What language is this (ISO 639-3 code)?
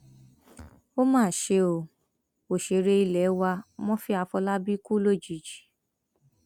yor